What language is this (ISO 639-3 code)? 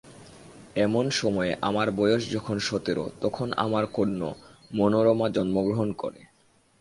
ben